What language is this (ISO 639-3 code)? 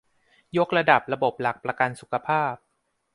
tha